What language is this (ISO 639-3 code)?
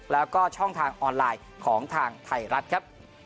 tha